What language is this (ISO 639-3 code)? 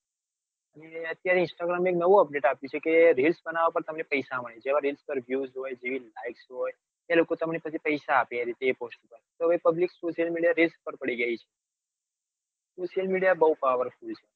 guj